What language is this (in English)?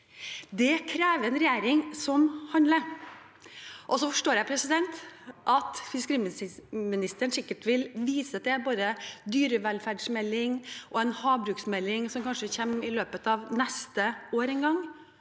Norwegian